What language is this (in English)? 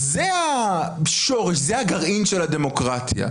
Hebrew